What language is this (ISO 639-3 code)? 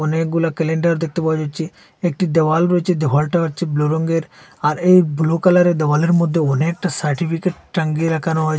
ben